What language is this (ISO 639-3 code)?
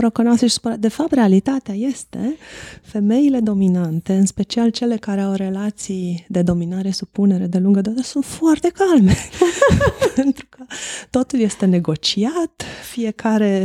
ron